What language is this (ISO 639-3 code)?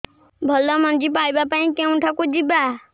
ori